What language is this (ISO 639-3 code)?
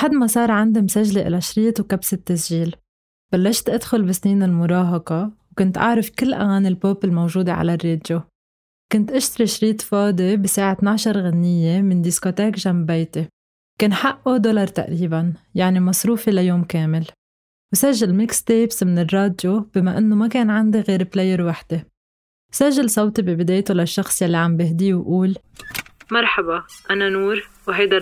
ara